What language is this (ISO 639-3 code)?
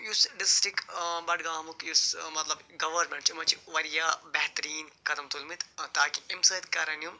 kas